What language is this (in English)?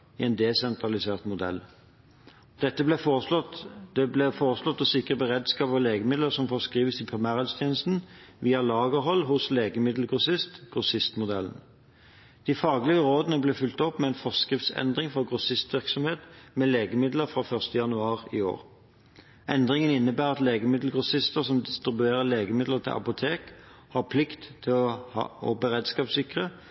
Norwegian Bokmål